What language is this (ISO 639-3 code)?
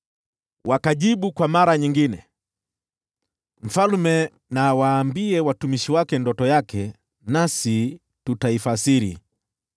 swa